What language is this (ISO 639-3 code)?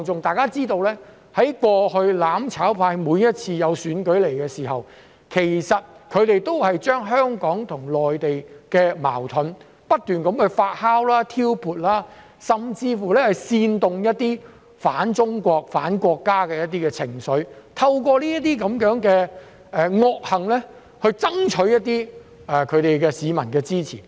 yue